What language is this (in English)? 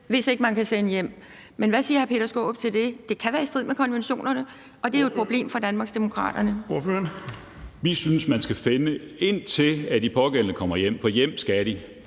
Danish